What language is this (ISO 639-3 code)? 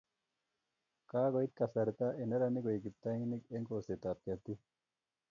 kln